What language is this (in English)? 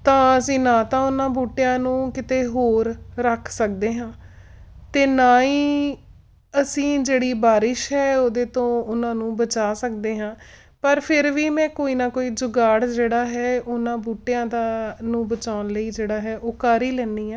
Punjabi